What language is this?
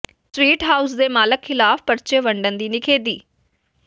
Punjabi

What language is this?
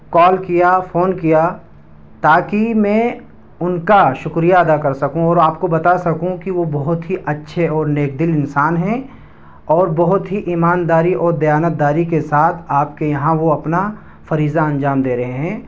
Urdu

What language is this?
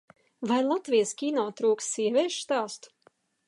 Latvian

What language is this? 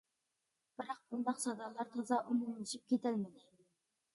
Uyghur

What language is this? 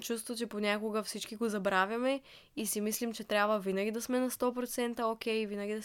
Bulgarian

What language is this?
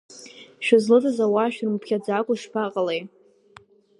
Abkhazian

